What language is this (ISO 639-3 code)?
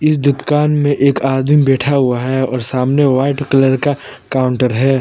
hin